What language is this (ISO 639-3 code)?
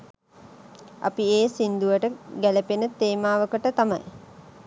sin